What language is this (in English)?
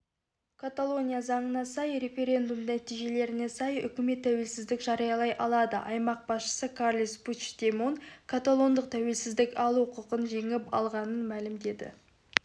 Kazakh